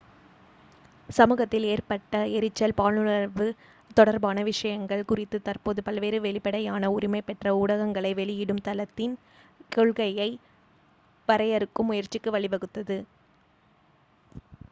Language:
Tamil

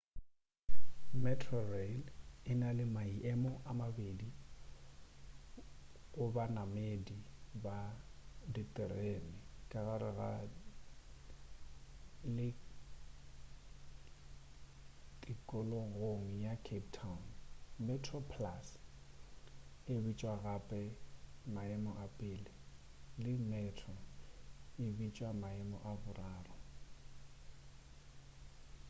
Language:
Northern Sotho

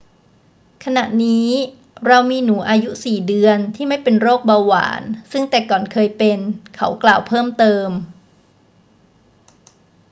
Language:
Thai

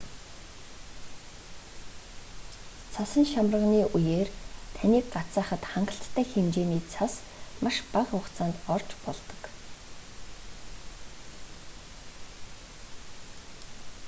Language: Mongolian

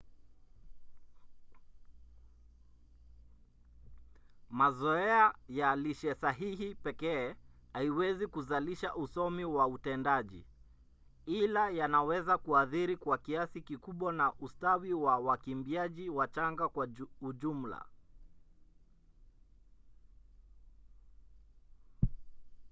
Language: Swahili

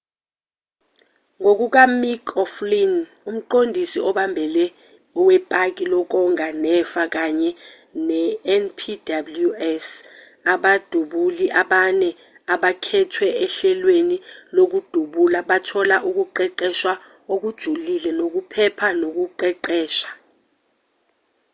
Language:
Zulu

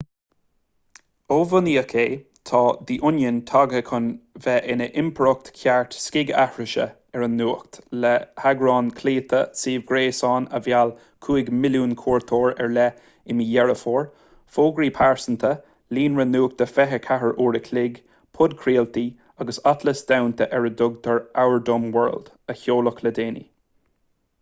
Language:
Irish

